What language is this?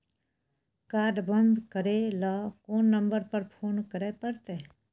Maithili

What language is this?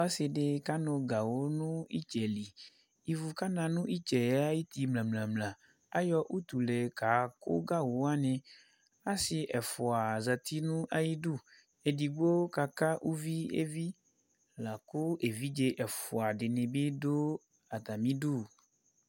Ikposo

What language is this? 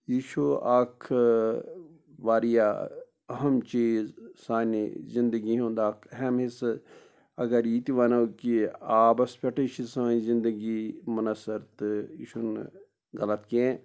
Kashmiri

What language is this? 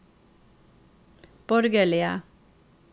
Norwegian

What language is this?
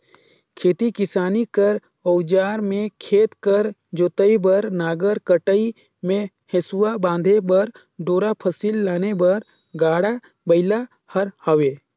Chhattisgarhi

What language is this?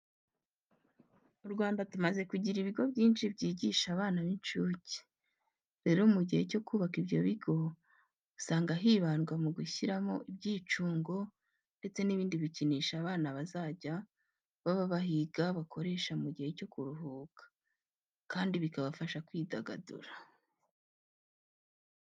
Kinyarwanda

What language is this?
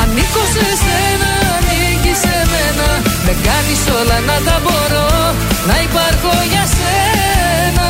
Greek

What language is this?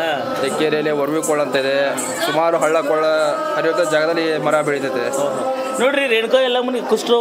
Kannada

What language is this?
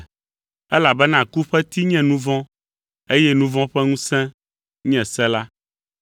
Ewe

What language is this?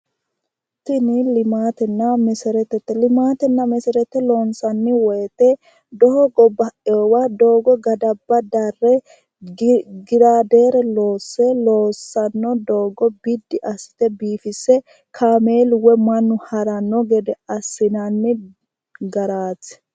Sidamo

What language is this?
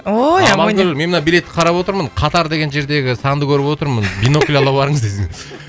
Kazakh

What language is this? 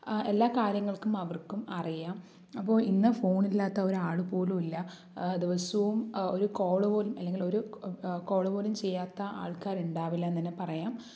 Malayalam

